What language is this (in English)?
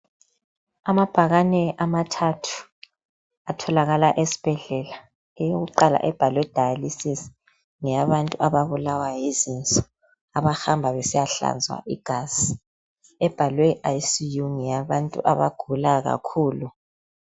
North Ndebele